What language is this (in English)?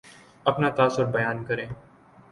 Urdu